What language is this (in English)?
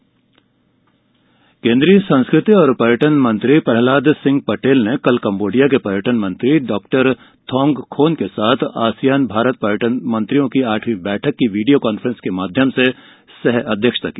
Hindi